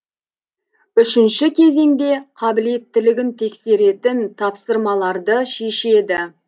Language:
Kazakh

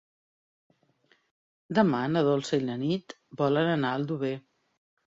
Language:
Catalan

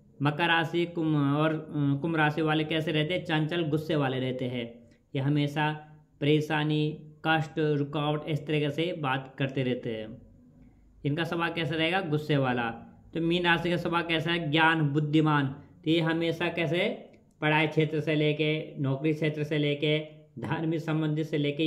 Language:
Hindi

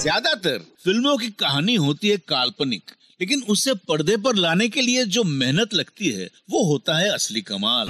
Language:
Hindi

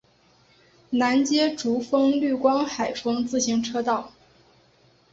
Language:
Chinese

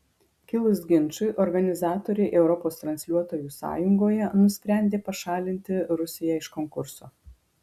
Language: Lithuanian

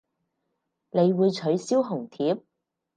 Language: Cantonese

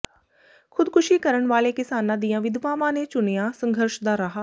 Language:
Punjabi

